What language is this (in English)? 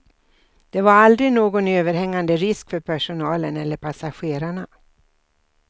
Swedish